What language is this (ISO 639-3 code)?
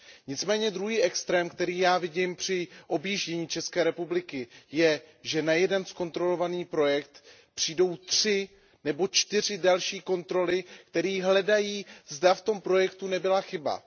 ces